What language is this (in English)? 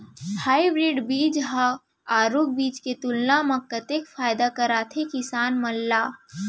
Chhattisgarhi